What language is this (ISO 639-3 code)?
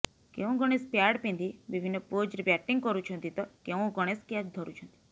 ori